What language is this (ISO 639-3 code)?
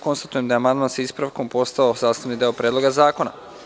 srp